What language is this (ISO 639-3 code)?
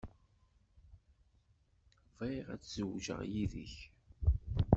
kab